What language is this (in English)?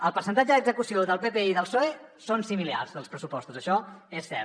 Catalan